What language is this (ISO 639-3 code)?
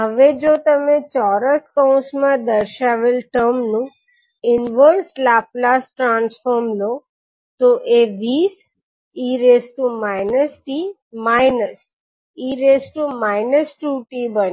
guj